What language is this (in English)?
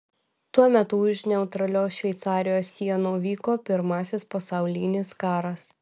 Lithuanian